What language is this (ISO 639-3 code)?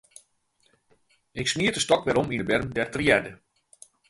fry